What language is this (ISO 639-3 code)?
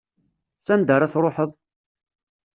kab